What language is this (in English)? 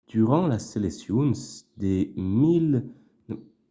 Occitan